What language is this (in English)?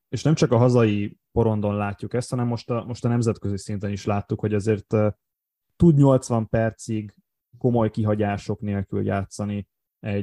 Hungarian